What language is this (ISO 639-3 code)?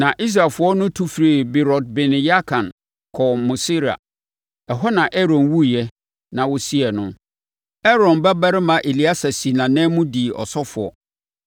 aka